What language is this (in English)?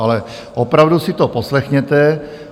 Czech